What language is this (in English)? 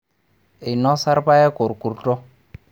Masai